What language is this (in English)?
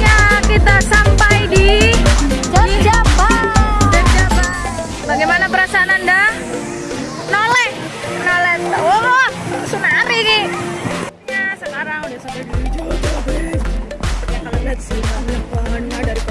Indonesian